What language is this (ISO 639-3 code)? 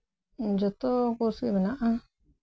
sat